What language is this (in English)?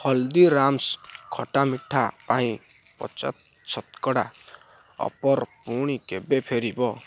Odia